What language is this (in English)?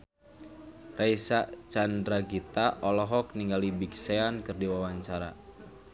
Sundanese